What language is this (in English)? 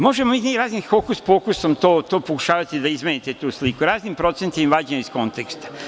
Serbian